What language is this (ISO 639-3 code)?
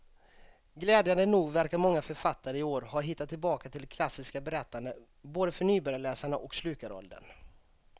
swe